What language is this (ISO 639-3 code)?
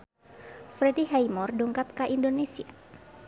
sun